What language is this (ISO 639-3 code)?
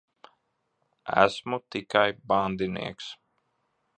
lav